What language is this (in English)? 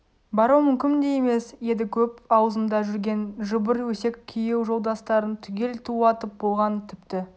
Kazakh